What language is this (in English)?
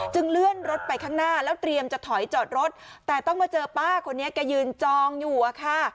Thai